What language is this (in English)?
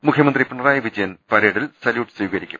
Malayalam